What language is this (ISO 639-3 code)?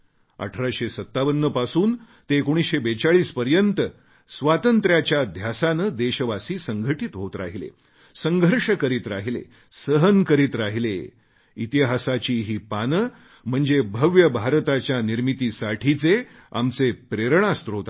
mar